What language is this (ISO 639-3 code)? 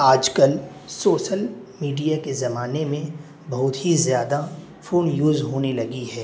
urd